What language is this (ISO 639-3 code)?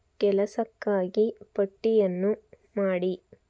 kan